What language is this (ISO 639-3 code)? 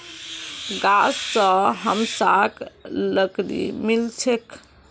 mag